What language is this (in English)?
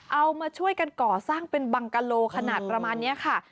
Thai